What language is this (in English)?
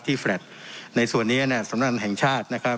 Thai